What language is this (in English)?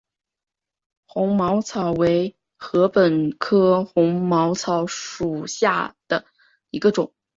Chinese